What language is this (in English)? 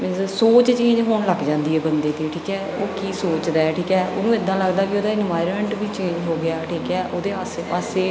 Punjabi